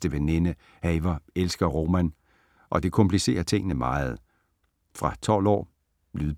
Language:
Danish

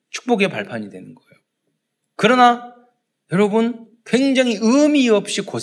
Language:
Korean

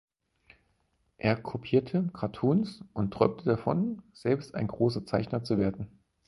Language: German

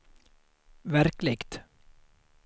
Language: Swedish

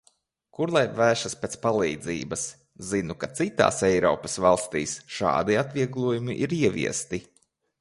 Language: Latvian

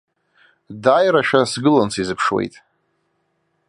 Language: Abkhazian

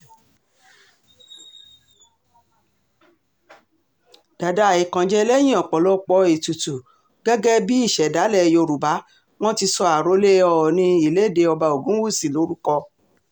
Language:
Yoruba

